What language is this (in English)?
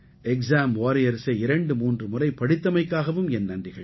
Tamil